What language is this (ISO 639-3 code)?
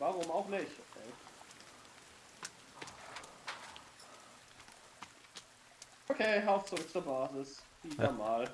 deu